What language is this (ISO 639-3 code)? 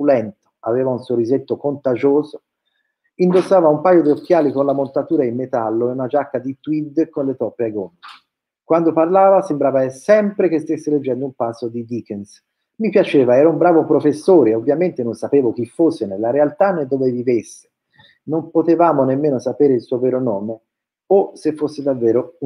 ita